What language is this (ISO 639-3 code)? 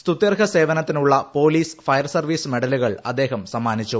mal